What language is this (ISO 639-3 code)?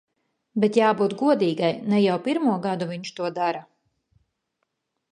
lav